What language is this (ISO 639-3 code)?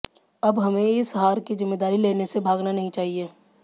hin